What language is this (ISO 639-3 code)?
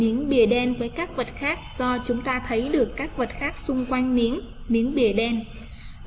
vie